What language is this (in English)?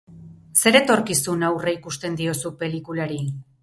Basque